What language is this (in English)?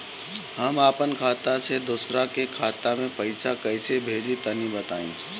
Bhojpuri